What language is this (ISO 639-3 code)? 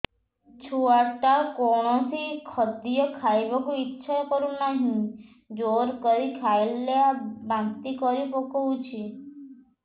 ori